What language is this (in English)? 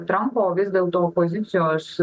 Lithuanian